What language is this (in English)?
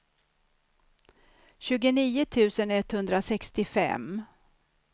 Swedish